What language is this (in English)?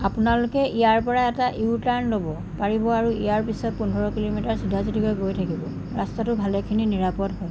Assamese